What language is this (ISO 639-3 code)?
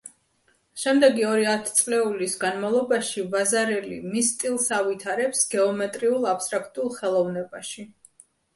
kat